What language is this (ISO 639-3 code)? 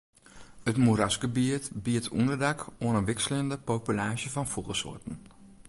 fry